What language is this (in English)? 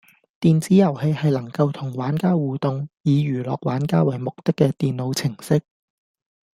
Cantonese